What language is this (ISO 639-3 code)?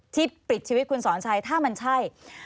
tha